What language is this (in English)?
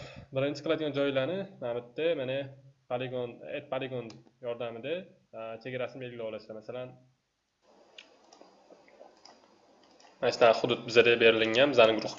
Turkish